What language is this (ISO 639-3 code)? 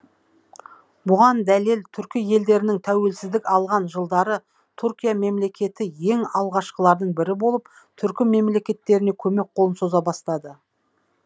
kaz